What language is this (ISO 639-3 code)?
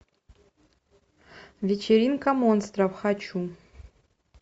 rus